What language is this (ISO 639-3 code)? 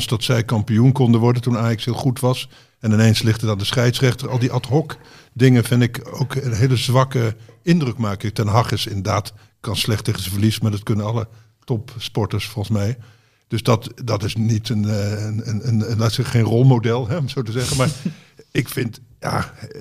nld